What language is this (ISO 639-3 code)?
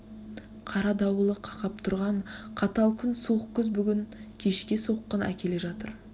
kaz